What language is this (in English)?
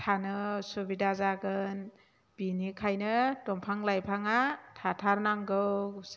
Bodo